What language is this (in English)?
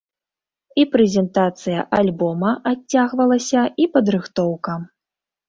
Belarusian